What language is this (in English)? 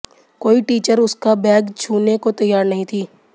Hindi